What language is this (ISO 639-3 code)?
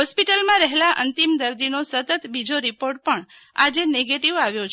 guj